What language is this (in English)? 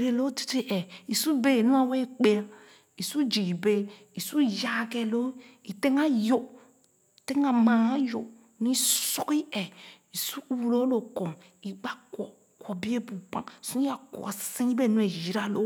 Khana